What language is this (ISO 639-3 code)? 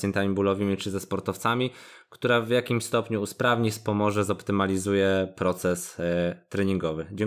pol